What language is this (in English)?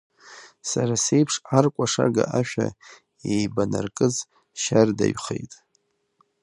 Abkhazian